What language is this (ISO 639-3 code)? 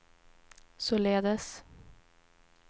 swe